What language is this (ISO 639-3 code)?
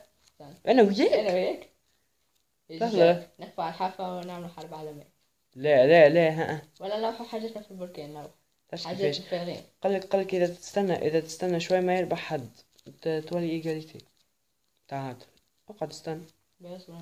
ara